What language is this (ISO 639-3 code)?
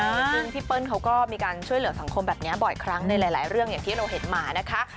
tha